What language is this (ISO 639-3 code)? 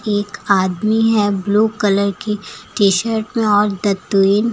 hin